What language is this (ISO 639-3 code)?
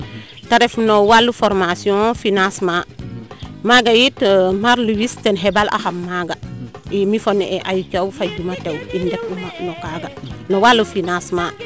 srr